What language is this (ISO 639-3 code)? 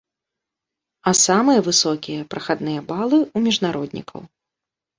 bel